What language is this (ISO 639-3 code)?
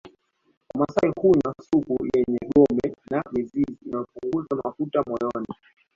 swa